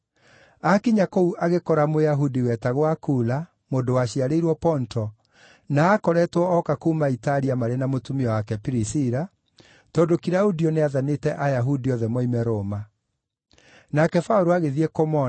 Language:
Kikuyu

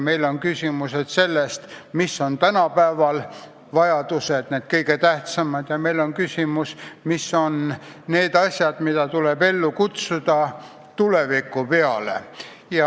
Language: Estonian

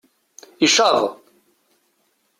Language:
Kabyle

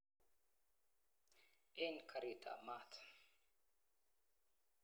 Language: Kalenjin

